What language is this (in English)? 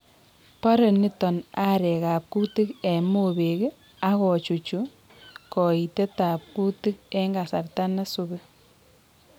Kalenjin